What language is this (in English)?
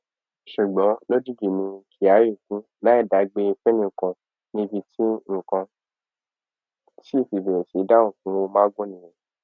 Yoruba